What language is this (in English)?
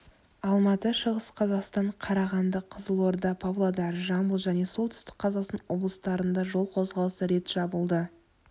Kazakh